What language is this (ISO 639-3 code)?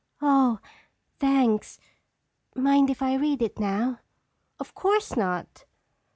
eng